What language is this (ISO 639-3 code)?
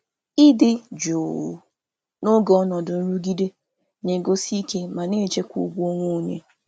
ibo